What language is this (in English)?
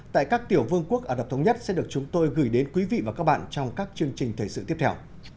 Vietnamese